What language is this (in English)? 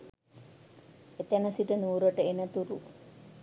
Sinhala